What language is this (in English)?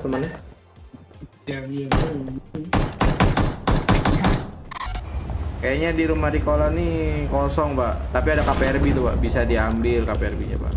Indonesian